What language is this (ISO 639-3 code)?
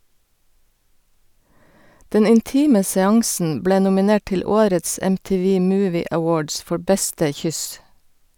nor